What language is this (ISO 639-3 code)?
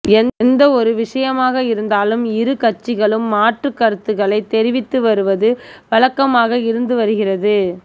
tam